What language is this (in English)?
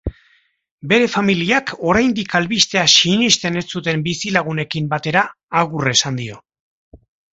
Basque